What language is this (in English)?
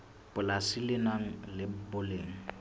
Southern Sotho